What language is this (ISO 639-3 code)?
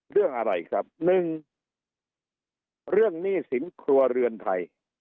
tha